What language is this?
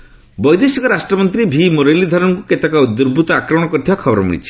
Odia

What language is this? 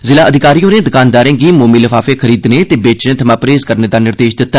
Dogri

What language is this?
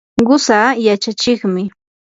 Yanahuanca Pasco Quechua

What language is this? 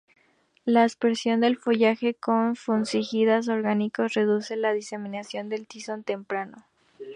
Spanish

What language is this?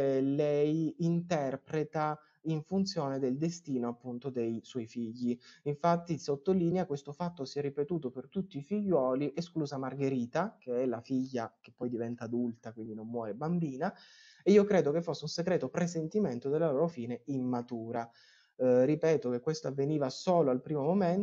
Italian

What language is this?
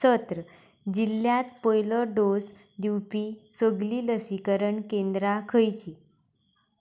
Konkani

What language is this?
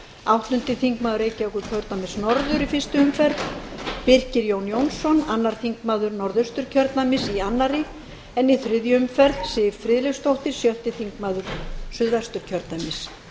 Icelandic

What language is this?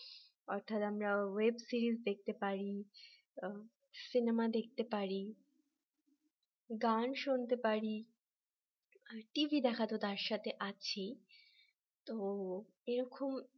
Bangla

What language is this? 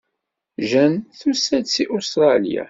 Kabyle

